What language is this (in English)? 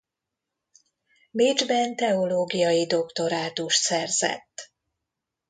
Hungarian